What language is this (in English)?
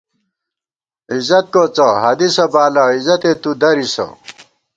Gawar-Bati